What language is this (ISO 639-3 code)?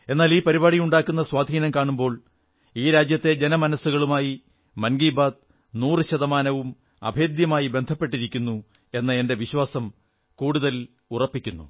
mal